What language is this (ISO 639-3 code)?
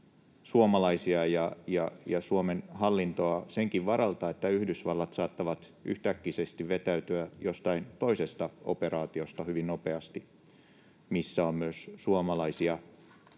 fin